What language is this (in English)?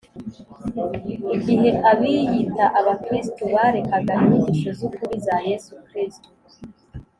Kinyarwanda